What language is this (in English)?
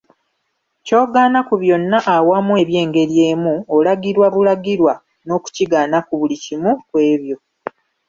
Ganda